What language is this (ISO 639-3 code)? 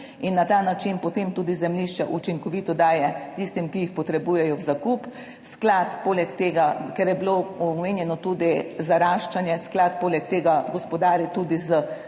slv